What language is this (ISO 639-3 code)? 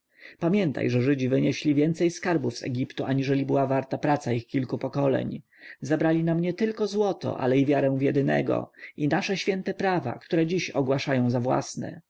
pol